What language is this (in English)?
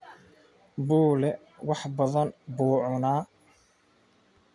Somali